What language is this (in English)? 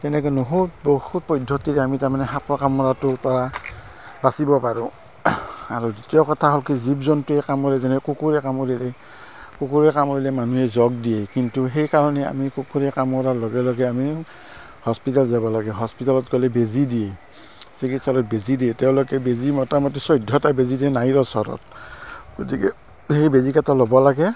Assamese